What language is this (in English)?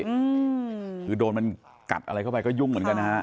Thai